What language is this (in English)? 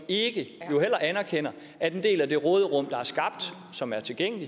Danish